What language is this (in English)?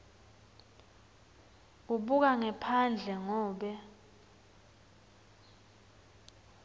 Swati